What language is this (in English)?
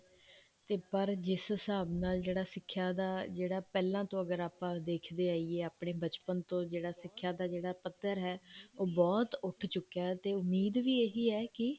Punjabi